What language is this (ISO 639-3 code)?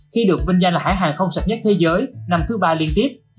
vie